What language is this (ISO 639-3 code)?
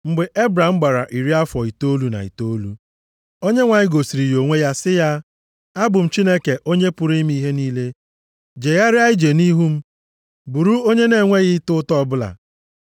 ibo